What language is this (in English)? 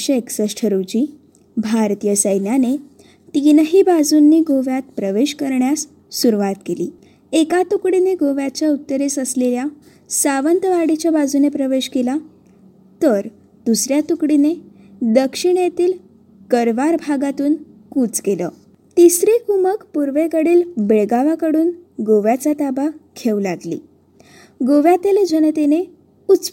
Marathi